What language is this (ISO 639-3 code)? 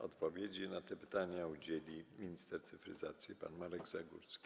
pol